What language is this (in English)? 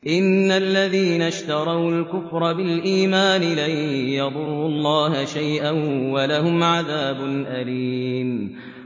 Arabic